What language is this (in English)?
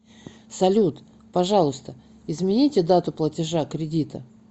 Russian